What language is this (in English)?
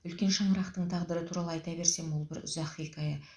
Kazakh